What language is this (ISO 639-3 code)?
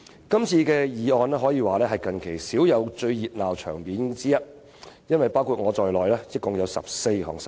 yue